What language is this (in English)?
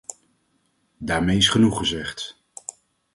Dutch